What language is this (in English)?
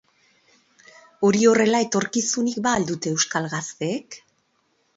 Basque